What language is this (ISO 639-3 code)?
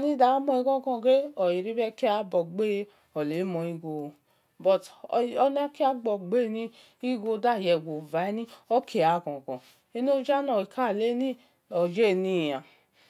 ish